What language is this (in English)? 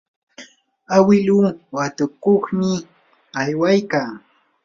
Yanahuanca Pasco Quechua